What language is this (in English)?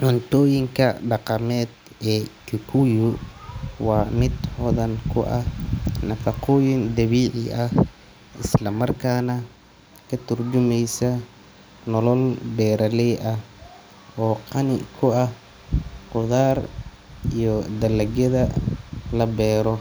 Somali